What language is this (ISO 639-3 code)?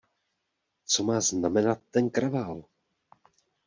ces